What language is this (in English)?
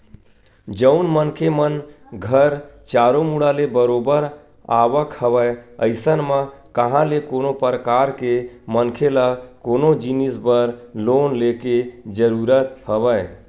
Chhattisgarhi